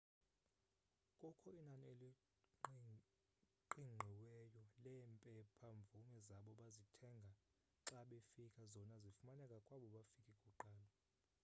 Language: Xhosa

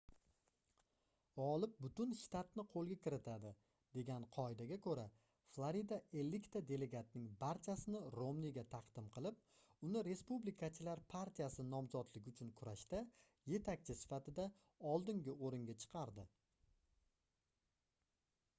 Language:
Uzbek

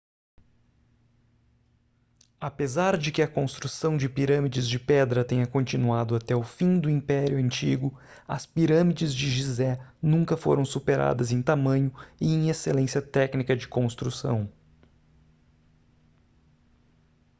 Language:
Portuguese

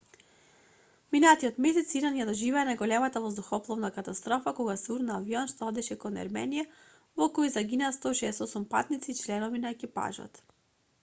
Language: Macedonian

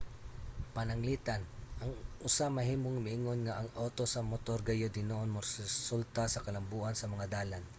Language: Cebuano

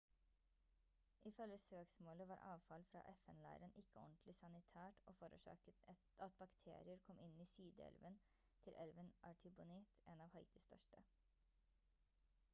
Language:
Norwegian Bokmål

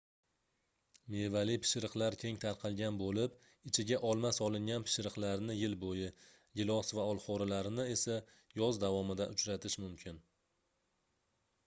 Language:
Uzbek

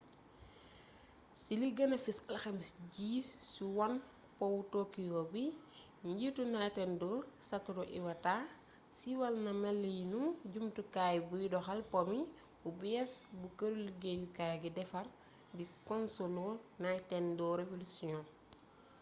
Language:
Wolof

